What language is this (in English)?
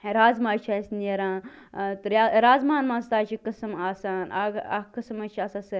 Kashmiri